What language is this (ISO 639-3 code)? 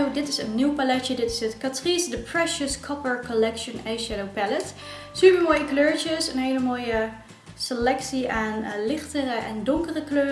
nld